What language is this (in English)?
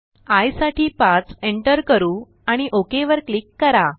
Marathi